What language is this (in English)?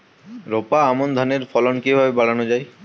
Bangla